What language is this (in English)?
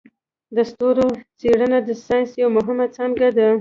Pashto